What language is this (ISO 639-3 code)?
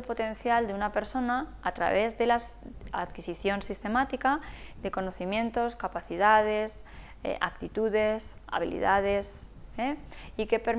spa